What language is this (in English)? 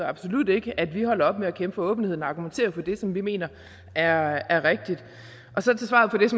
Danish